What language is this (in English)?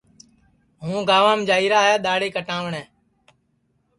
Sansi